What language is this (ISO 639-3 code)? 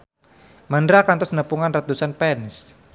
sun